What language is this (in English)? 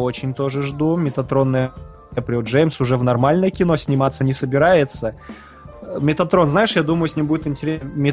Russian